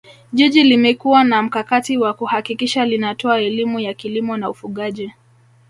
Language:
Swahili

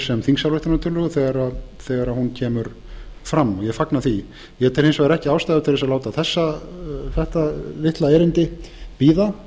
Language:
Icelandic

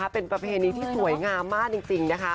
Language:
Thai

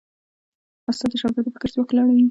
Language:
Pashto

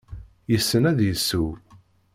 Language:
Kabyle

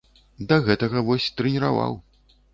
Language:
Belarusian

